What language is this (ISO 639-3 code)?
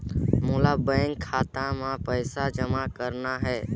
hne